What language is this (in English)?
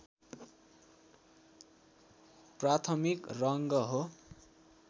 Nepali